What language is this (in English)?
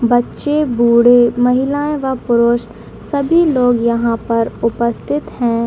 Hindi